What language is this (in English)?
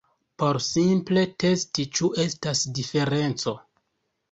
Esperanto